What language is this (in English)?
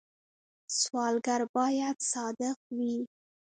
Pashto